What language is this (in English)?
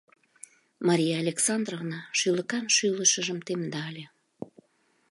Mari